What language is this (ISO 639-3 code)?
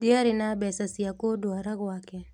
kik